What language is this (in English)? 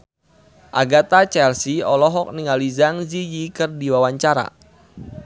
Sundanese